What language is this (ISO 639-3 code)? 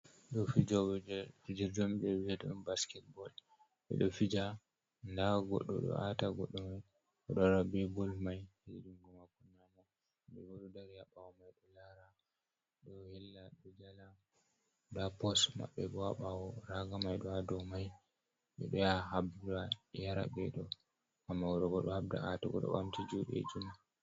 ful